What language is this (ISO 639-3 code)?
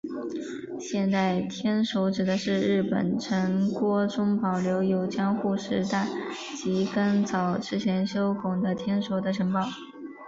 zho